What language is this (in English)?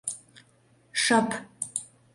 Mari